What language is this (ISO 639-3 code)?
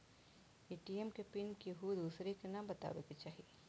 bho